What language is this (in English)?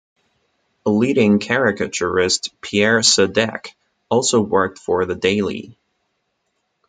English